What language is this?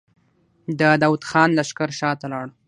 Pashto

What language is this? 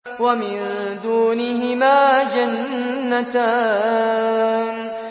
Arabic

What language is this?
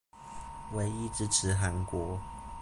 Chinese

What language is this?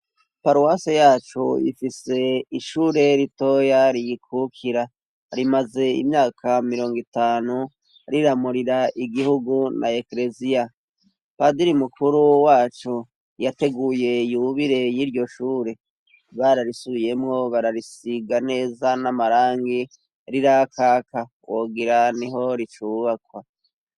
Rundi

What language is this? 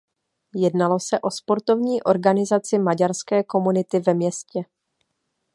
Czech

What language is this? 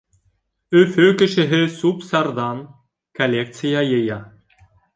Bashkir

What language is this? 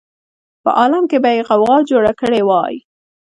Pashto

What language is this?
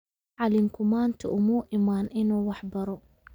Somali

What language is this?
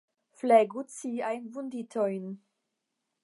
Esperanto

